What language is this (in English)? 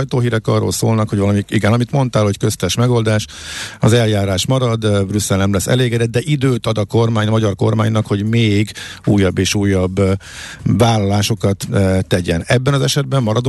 Hungarian